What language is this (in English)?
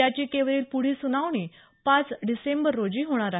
Marathi